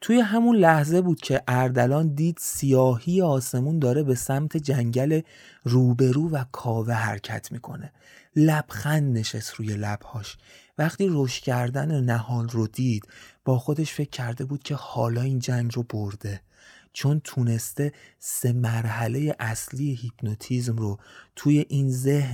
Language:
Persian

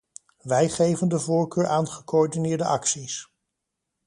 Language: Dutch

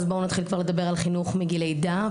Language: Hebrew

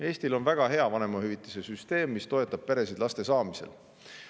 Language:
Estonian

